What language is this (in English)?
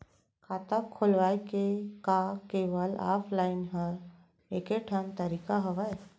Chhattisgarhi